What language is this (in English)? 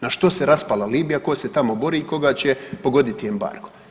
Croatian